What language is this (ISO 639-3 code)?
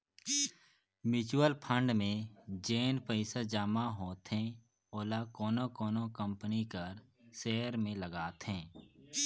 hne